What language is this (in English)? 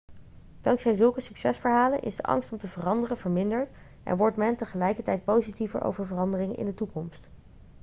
Dutch